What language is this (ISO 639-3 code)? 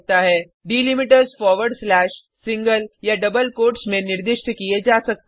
hin